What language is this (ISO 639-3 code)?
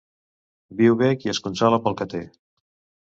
cat